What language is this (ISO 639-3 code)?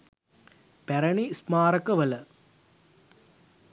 sin